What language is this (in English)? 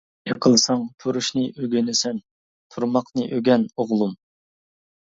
Uyghur